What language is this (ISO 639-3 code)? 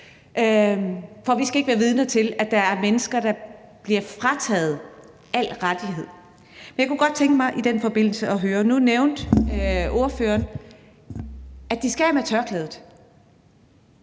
dan